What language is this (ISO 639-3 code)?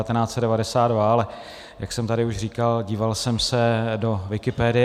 ces